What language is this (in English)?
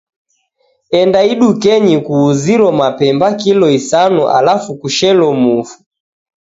Taita